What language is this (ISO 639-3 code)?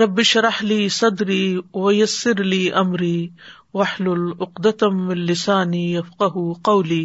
urd